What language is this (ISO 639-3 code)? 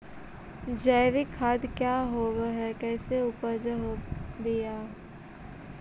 mag